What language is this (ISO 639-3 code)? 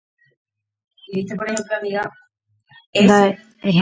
grn